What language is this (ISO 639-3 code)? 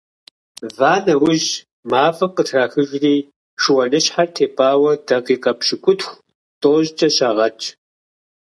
kbd